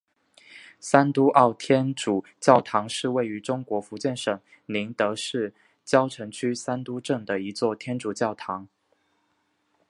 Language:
Chinese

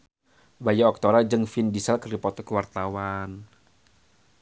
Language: Sundanese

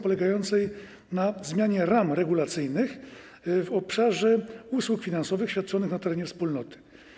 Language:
Polish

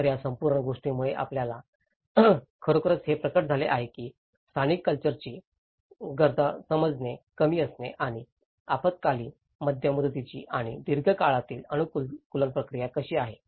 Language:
Marathi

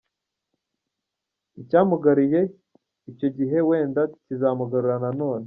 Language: Kinyarwanda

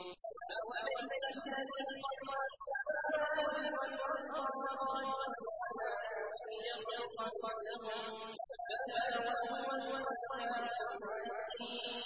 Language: Arabic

